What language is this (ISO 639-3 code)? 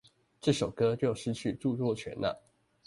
zho